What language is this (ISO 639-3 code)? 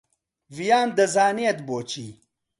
ckb